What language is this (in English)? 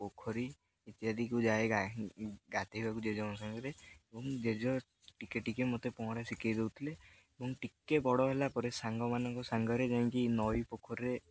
Odia